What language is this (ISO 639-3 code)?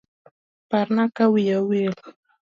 luo